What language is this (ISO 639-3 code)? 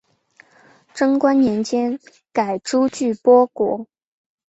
zho